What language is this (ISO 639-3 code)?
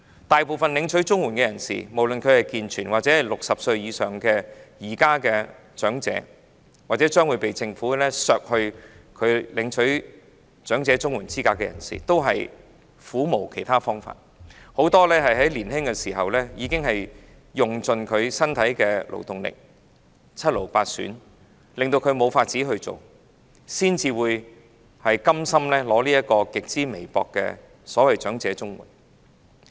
yue